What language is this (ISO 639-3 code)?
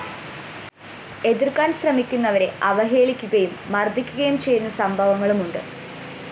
mal